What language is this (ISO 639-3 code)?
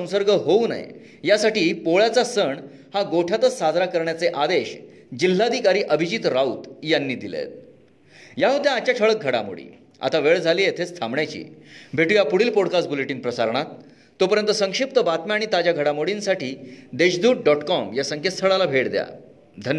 mar